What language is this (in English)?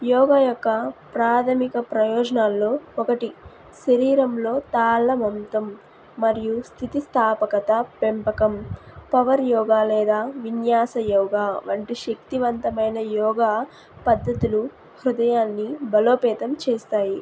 Telugu